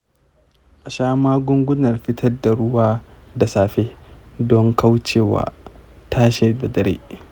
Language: Hausa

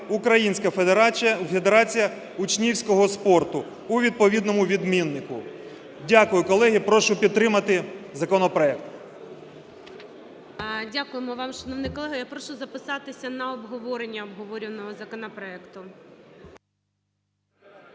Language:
Ukrainian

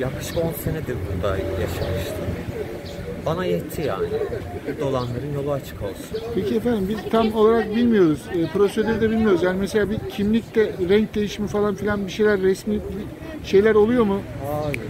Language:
Turkish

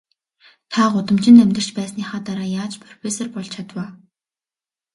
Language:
Mongolian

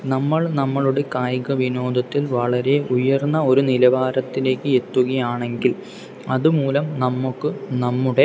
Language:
Malayalam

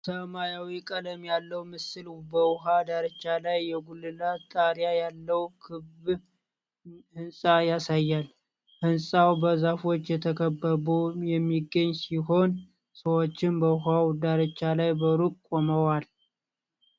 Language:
Amharic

